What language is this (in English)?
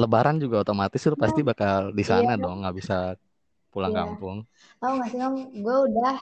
Indonesian